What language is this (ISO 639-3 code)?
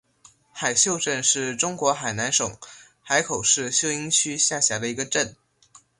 zho